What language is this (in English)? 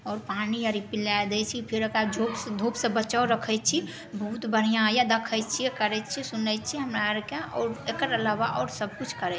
Maithili